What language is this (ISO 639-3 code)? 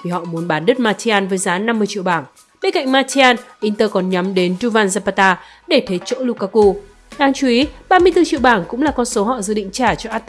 vie